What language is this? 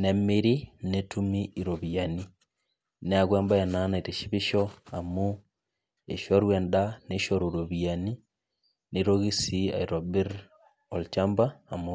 Masai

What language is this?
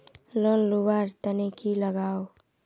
Magahi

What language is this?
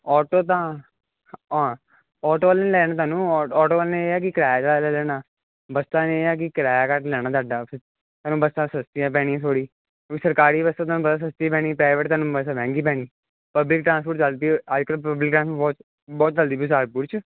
Punjabi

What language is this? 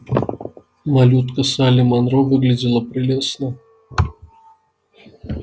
Russian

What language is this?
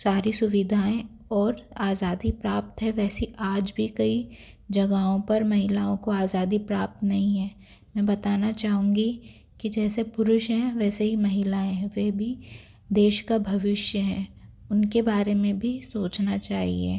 Hindi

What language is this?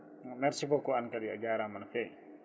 Fula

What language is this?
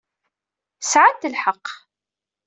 Kabyle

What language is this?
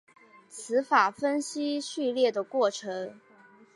Chinese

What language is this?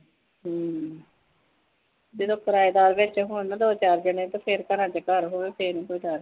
Punjabi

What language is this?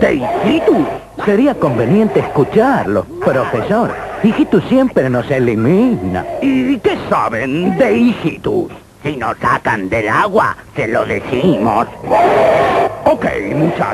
Spanish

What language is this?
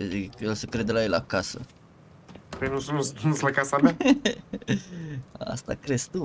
Romanian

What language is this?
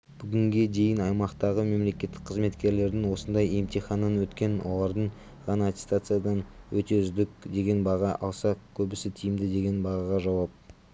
Kazakh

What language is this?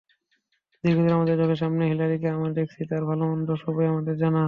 Bangla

